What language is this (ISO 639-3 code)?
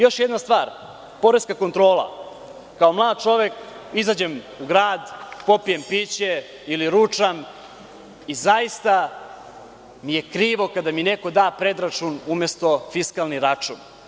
srp